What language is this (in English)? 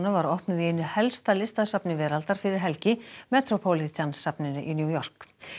Icelandic